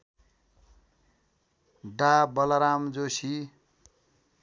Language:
Nepali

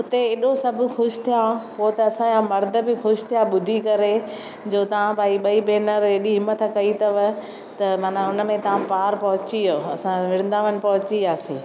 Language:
Sindhi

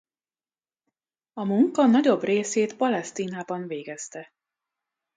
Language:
Hungarian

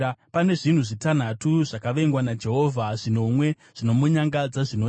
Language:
Shona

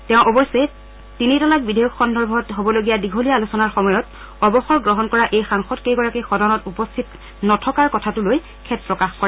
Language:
Assamese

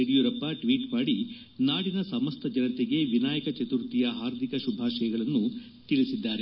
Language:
Kannada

